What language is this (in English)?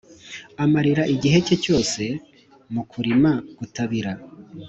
Kinyarwanda